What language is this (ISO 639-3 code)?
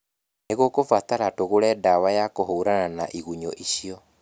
kik